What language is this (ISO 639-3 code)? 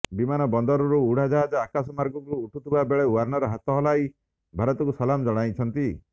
ori